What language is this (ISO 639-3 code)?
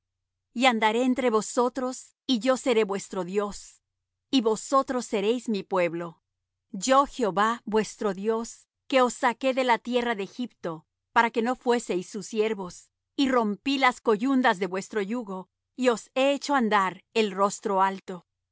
spa